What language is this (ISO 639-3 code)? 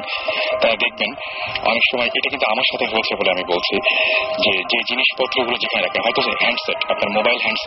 ben